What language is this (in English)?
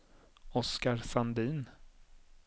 Swedish